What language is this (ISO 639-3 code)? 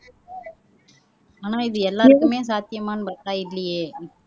tam